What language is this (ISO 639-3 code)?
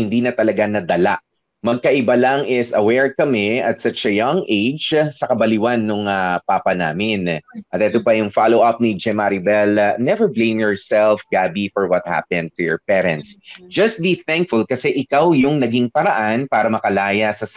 fil